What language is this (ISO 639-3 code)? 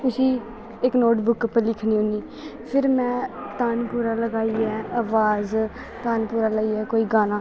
doi